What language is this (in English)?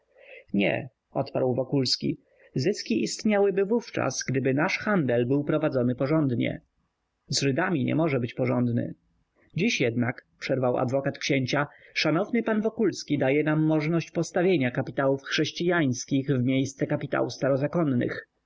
Polish